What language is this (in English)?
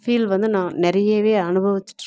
Tamil